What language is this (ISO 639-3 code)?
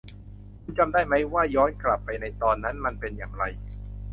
tha